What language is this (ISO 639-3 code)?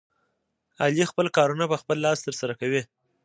pus